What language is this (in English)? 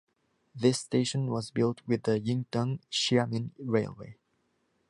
English